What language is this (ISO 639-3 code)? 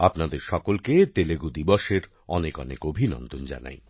ben